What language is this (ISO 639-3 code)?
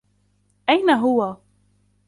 ara